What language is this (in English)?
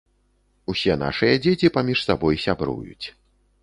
Belarusian